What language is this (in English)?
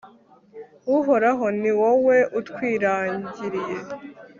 Kinyarwanda